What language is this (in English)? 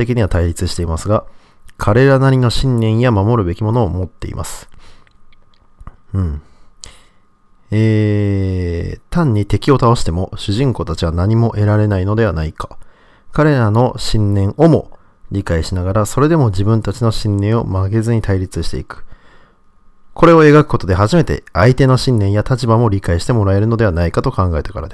Japanese